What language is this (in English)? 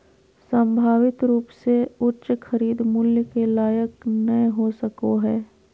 Magahi